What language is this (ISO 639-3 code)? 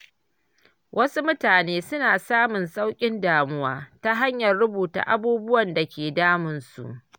hau